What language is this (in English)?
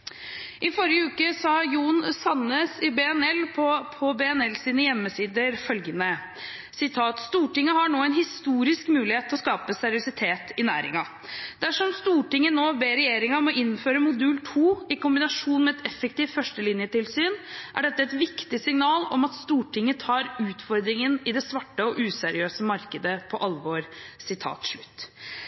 Norwegian Bokmål